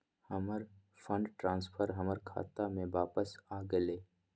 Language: Magahi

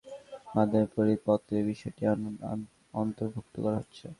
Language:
Bangla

